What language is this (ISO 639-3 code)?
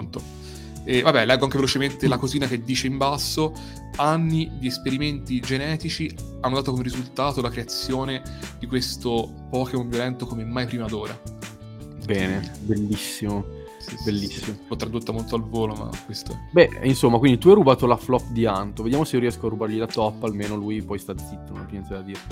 ita